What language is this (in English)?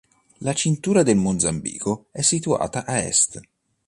Italian